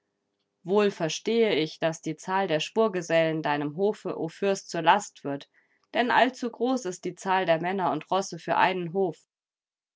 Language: German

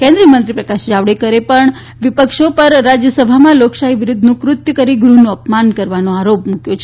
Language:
Gujarati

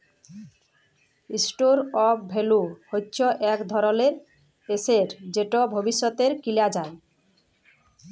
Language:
Bangla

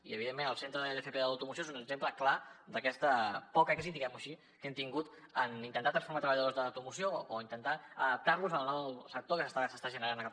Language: Catalan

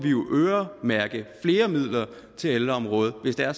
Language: Danish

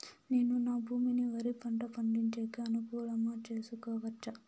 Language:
Telugu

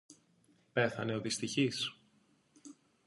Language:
Greek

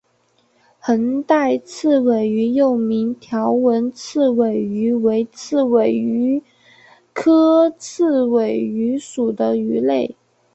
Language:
Chinese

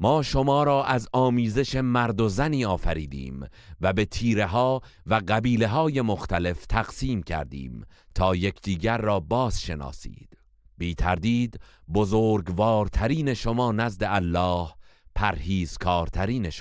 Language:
Persian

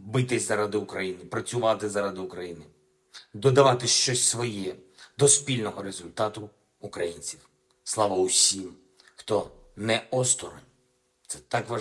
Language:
Ukrainian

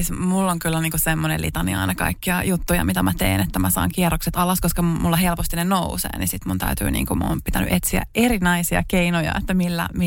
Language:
Finnish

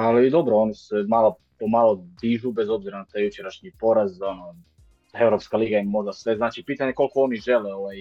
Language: Croatian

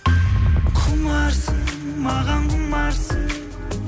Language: Kazakh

